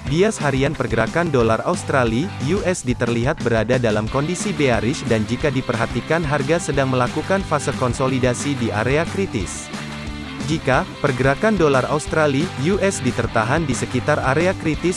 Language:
Indonesian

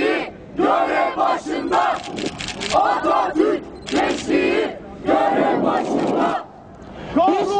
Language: Turkish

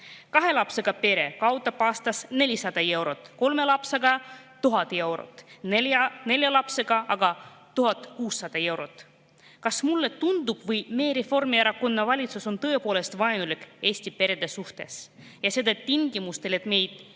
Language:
Estonian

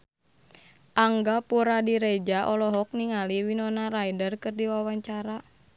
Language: Sundanese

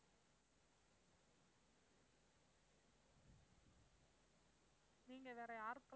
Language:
Tamil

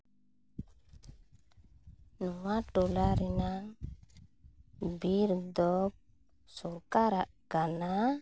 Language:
Santali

